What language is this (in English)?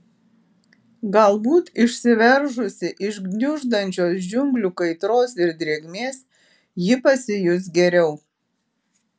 Lithuanian